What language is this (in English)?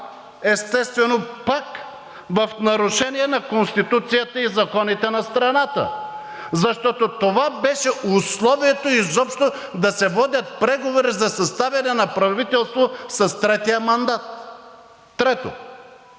Bulgarian